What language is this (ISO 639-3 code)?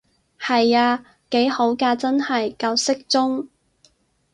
yue